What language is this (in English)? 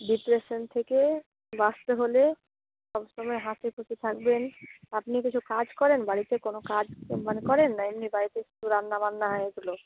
Bangla